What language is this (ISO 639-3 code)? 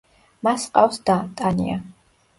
kat